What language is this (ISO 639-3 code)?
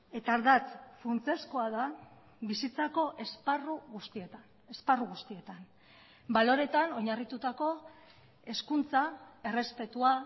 eus